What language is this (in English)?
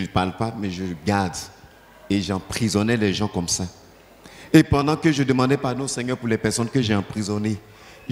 French